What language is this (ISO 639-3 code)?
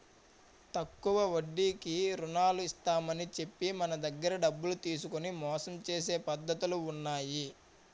tel